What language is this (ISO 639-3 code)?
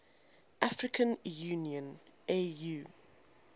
eng